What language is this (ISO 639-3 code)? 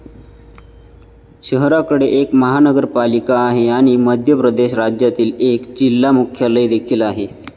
mar